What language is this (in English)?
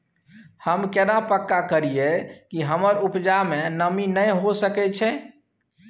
Maithili